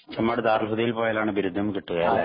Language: Malayalam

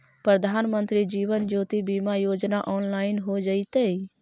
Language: Magahi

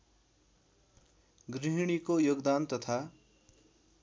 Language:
Nepali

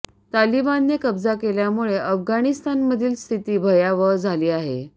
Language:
Marathi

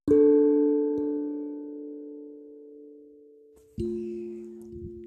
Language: Indonesian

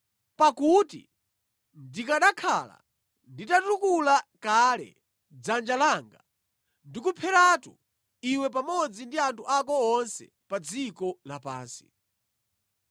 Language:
Nyanja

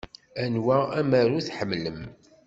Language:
Kabyle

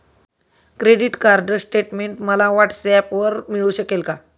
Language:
Marathi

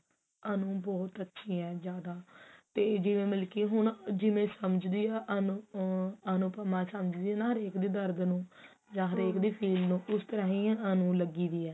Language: Punjabi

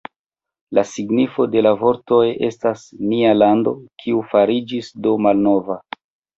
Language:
Esperanto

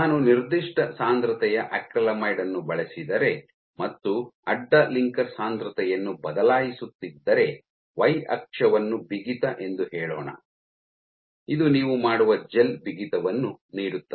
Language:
Kannada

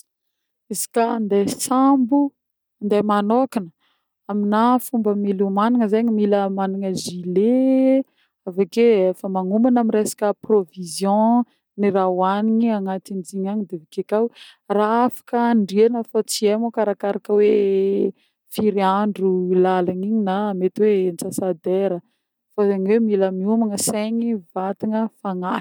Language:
Northern Betsimisaraka Malagasy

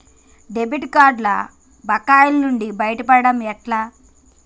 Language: Telugu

